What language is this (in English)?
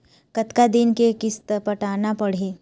Chhattisgarhi